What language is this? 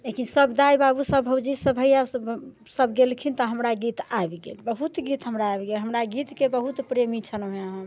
Maithili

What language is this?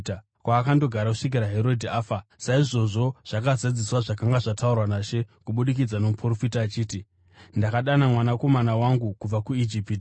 Shona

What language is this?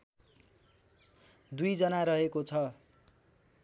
Nepali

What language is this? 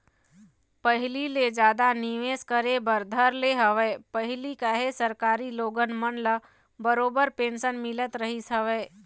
Chhattisgarhi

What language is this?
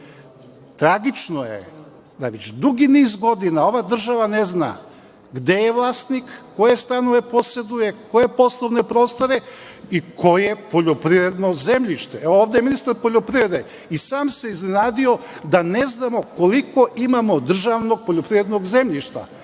Serbian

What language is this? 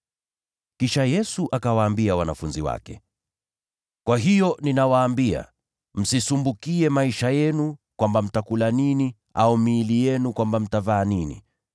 Swahili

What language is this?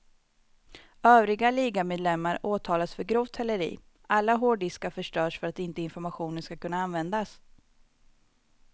Swedish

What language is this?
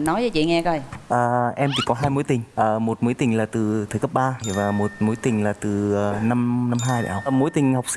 Vietnamese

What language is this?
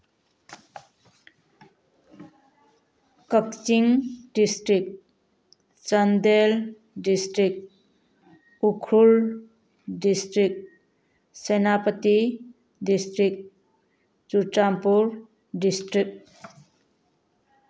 Manipuri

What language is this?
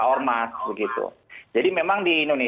Indonesian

